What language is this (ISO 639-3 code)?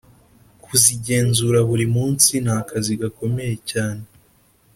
kin